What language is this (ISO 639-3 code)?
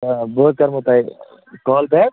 kas